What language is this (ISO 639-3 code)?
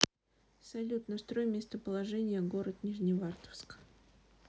rus